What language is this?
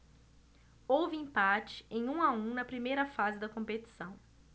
Portuguese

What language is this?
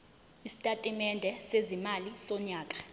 Zulu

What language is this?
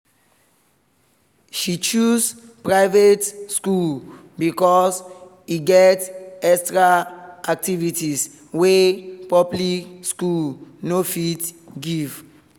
Nigerian Pidgin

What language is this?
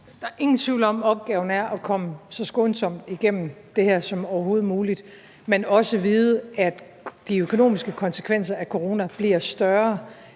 Danish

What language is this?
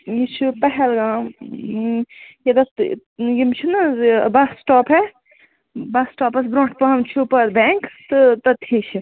Kashmiri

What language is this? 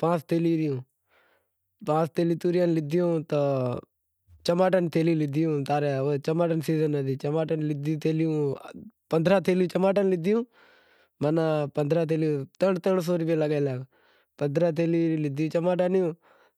Wadiyara Koli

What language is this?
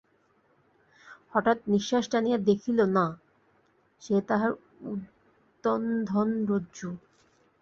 Bangla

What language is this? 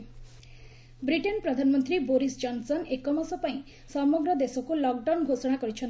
Odia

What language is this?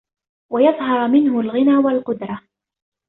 Arabic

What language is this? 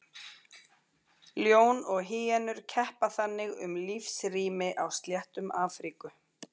Icelandic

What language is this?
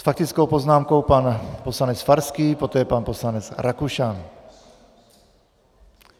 Czech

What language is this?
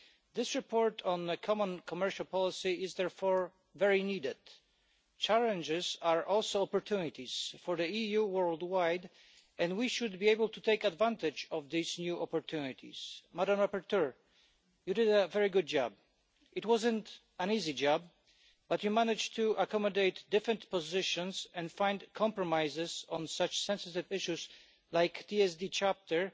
English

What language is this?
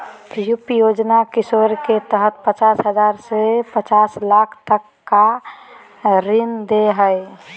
Magahi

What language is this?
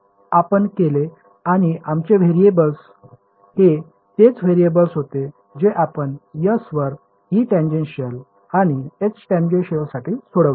Marathi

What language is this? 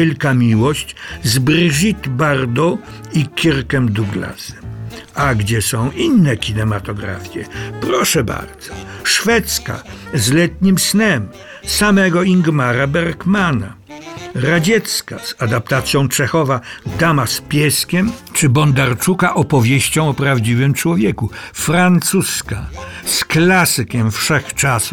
Polish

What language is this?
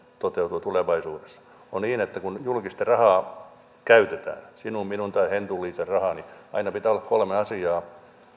Finnish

